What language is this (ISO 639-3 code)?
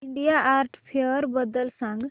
mar